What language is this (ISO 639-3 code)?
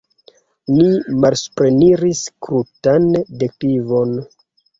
epo